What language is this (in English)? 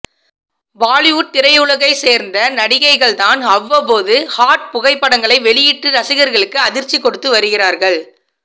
Tamil